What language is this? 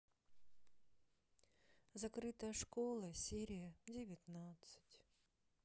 Russian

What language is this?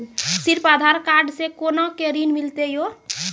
Maithili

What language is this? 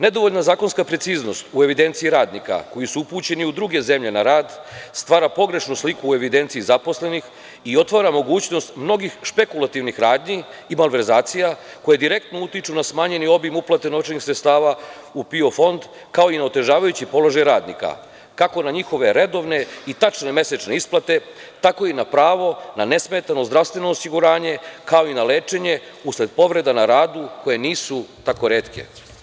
Serbian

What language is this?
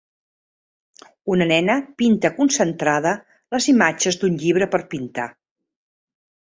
Catalan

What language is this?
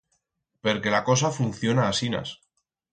Aragonese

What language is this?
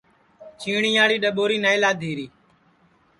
Sansi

